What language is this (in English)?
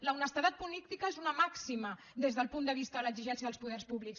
Catalan